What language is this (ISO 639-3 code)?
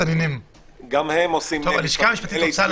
heb